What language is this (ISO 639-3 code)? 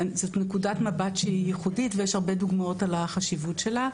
heb